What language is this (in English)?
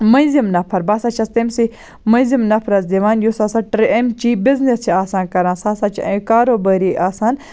Kashmiri